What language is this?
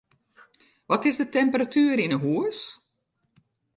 Western Frisian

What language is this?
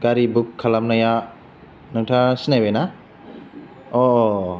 Bodo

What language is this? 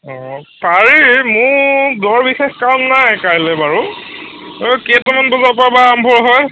Assamese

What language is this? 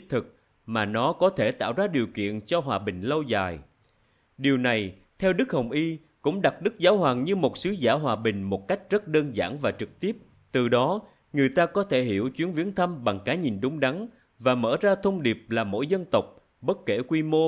Vietnamese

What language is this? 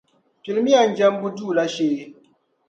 Dagbani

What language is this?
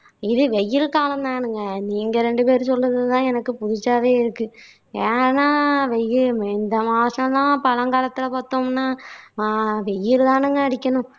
Tamil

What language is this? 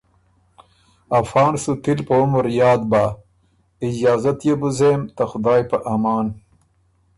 Ormuri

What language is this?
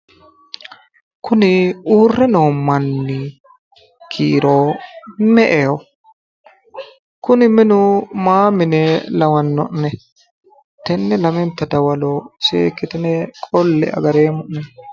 Sidamo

